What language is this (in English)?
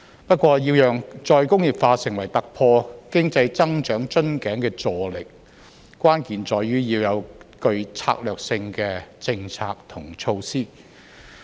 Cantonese